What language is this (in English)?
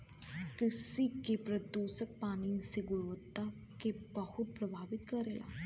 Bhojpuri